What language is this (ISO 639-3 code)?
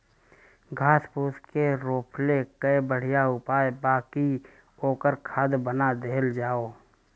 bho